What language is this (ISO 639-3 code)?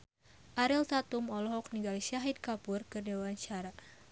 sun